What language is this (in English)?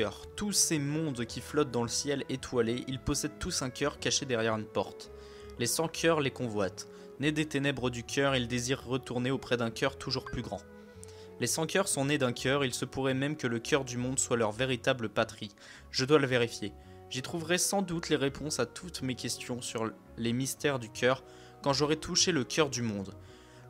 French